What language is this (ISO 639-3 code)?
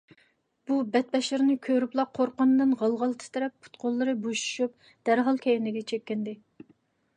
uig